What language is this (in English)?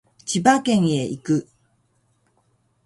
Japanese